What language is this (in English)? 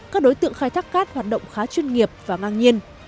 Vietnamese